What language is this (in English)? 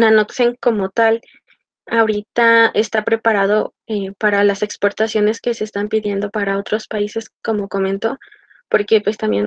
Spanish